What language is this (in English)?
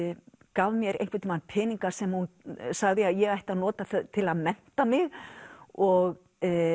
Icelandic